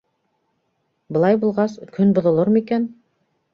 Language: Bashkir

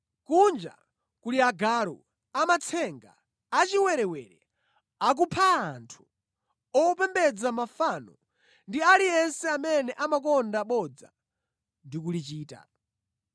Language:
Nyanja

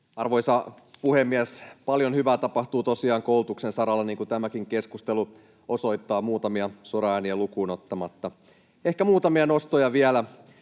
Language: Finnish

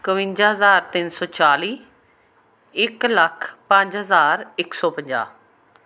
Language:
Punjabi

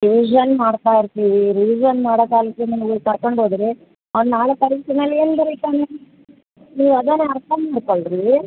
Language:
Kannada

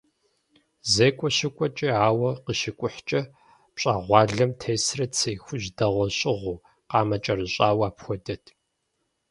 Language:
Kabardian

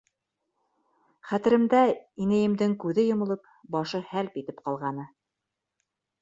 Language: Bashkir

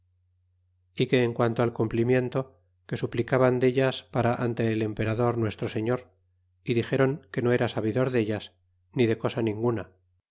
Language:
Spanish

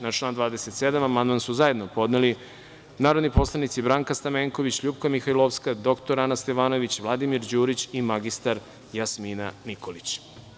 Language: Serbian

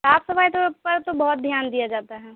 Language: Urdu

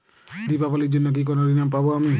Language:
Bangla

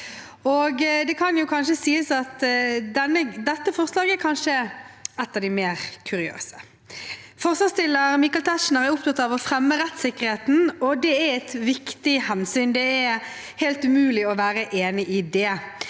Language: Norwegian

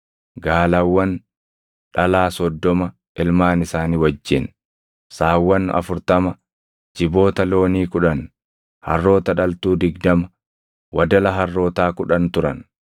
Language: Oromo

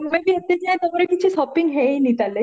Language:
Odia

